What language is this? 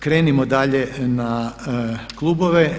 Croatian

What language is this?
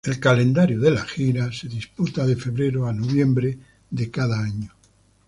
Spanish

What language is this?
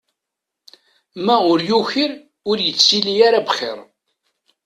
Kabyle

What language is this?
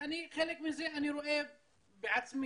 Hebrew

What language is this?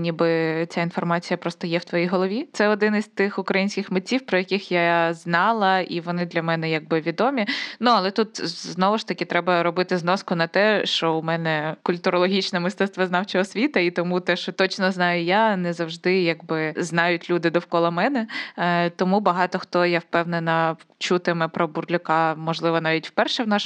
Ukrainian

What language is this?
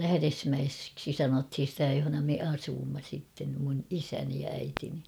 Finnish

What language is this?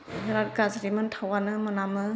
Bodo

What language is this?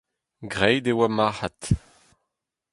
Breton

